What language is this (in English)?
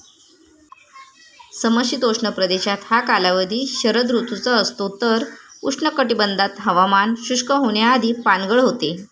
Marathi